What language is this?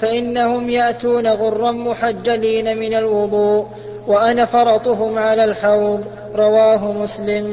Arabic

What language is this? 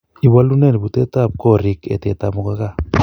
Kalenjin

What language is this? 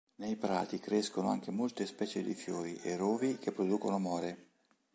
Italian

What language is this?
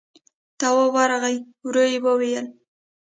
Pashto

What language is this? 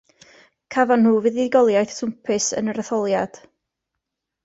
Welsh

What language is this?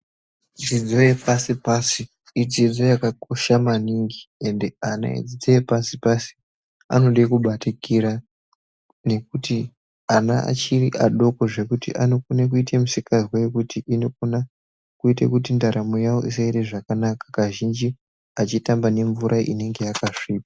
Ndau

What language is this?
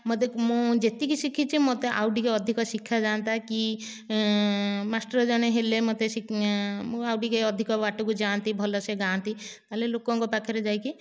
Odia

